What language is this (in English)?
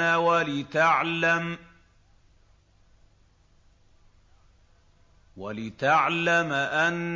Arabic